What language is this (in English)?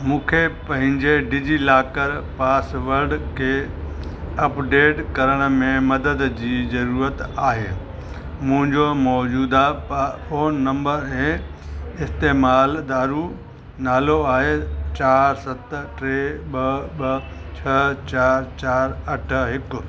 Sindhi